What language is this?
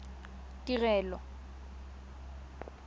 Tswana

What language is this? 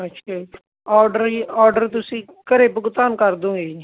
Punjabi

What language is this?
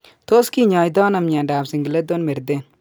Kalenjin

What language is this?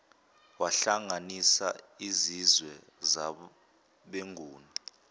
Zulu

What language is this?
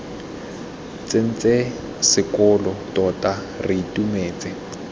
Tswana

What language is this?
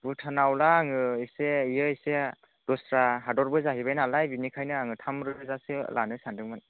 Bodo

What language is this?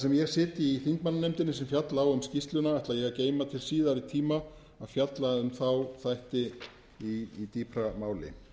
Icelandic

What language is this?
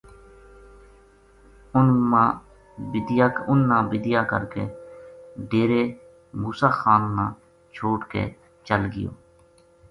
Gujari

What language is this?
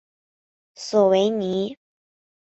Chinese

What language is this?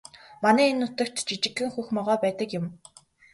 Mongolian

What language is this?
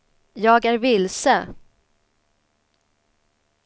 Swedish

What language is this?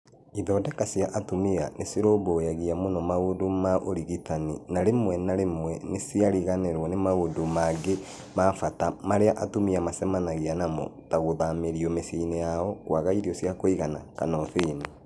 Kikuyu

